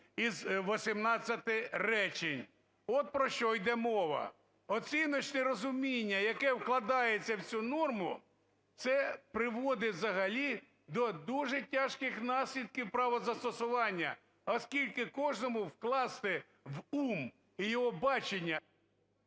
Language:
Ukrainian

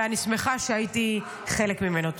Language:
Hebrew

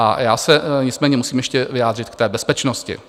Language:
Czech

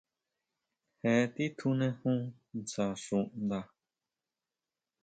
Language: Huautla Mazatec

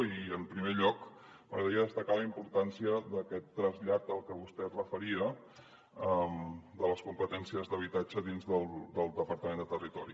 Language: Catalan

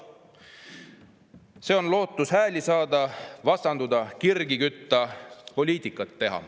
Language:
Estonian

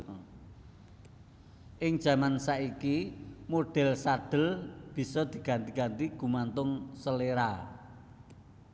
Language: Javanese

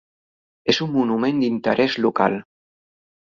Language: Catalan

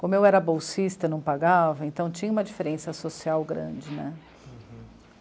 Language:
Portuguese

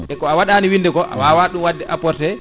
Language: Fula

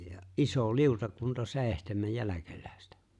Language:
Finnish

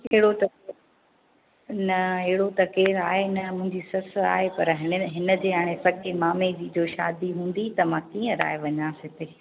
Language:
Sindhi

